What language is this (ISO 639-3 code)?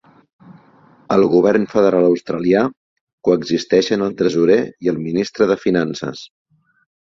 cat